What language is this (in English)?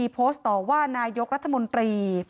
Thai